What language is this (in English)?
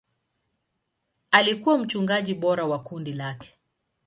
Swahili